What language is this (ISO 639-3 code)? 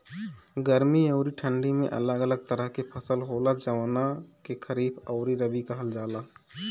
bho